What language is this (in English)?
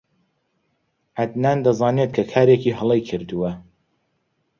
Central Kurdish